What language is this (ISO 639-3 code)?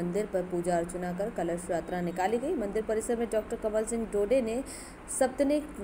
hin